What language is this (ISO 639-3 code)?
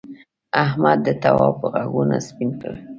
pus